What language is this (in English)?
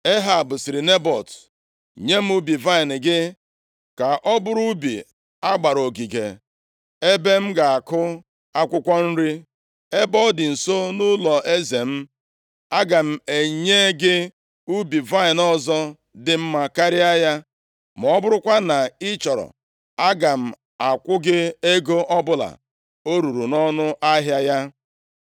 Igbo